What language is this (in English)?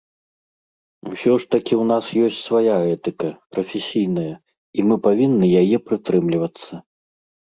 Belarusian